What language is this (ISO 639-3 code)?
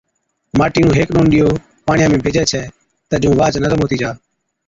odk